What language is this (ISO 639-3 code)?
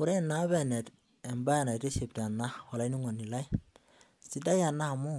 mas